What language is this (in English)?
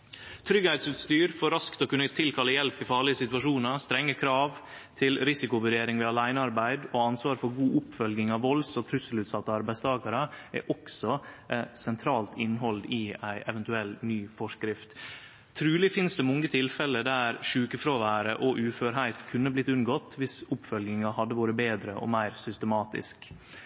Norwegian Nynorsk